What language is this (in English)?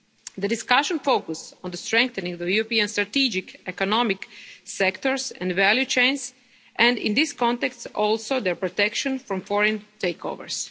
English